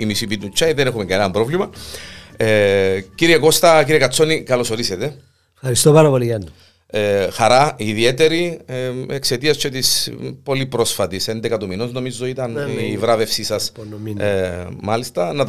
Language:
Greek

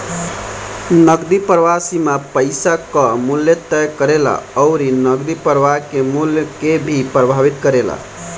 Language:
Bhojpuri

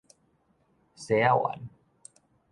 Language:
Min Nan Chinese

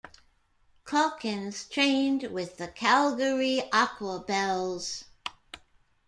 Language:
English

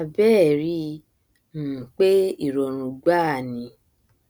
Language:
Yoruba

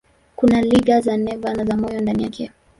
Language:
Swahili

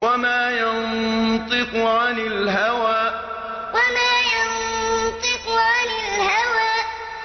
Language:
Arabic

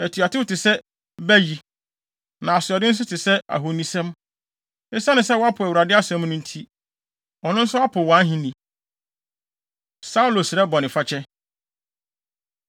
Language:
Akan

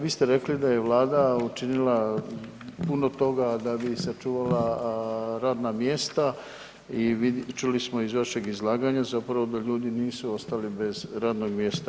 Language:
Croatian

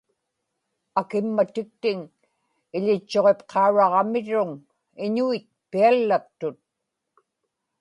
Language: Inupiaq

